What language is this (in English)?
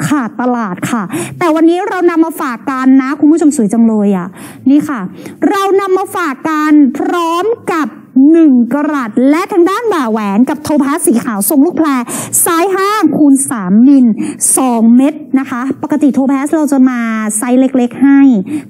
Thai